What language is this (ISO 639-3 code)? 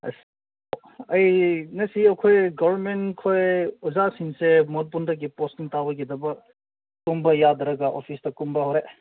mni